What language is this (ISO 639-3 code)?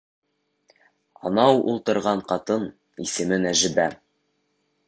bak